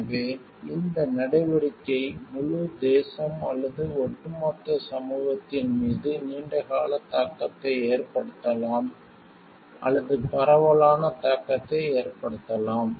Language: Tamil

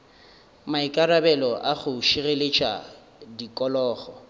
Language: Northern Sotho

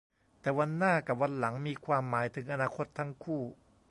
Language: Thai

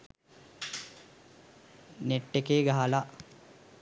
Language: Sinhala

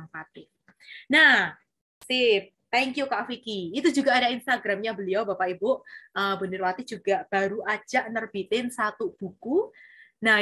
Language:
Indonesian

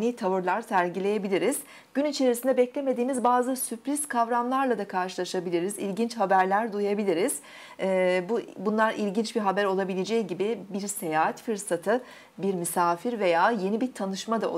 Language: Turkish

